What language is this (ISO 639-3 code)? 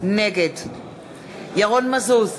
heb